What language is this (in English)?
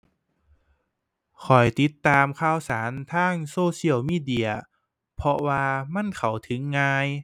Thai